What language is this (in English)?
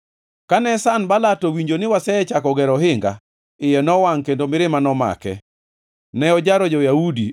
Luo (Kenya and Tanzania)